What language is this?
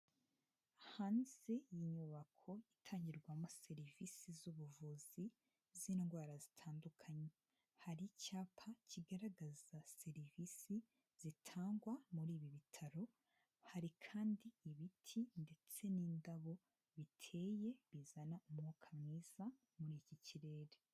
Kinyarwanda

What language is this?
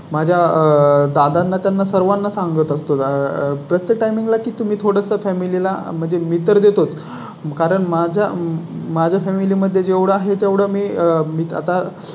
Marathi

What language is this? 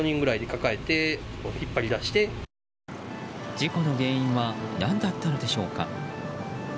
Japanese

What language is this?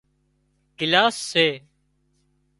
Wadiyara Koli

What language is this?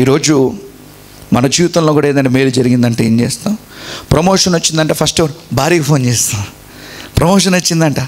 Telugu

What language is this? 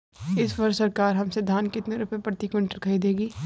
Hindi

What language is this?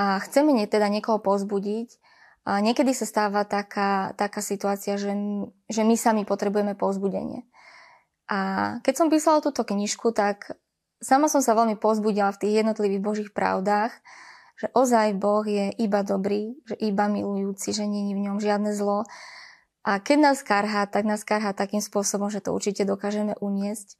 Slovak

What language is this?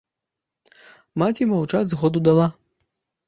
Belarusian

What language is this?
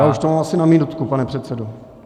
Czech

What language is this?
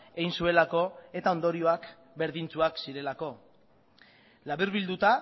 Basque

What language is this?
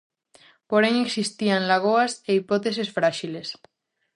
Galician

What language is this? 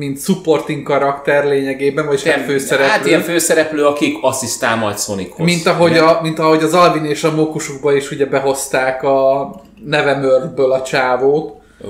Hungarian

